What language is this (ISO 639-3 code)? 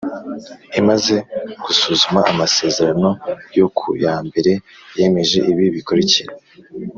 kin